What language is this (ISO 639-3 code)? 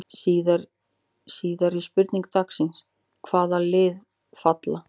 isl